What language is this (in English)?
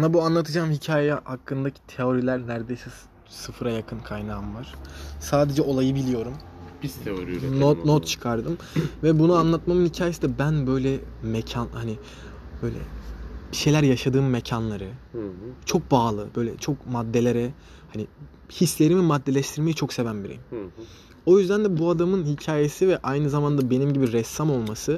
Turkish